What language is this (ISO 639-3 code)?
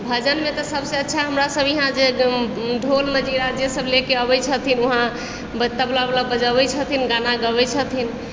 mai